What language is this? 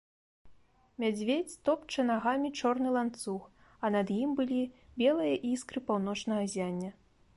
Belarusian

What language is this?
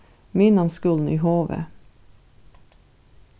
Faroese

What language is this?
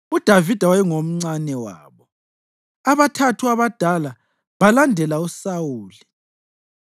North Ndebele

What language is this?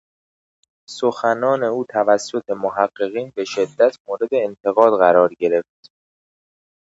Persian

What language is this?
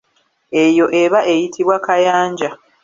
Ganda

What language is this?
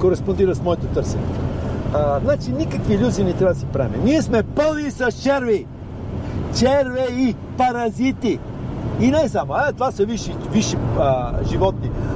Bulgarian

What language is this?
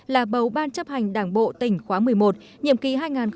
Vietnamese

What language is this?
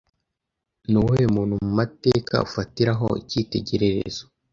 Kinyarwanda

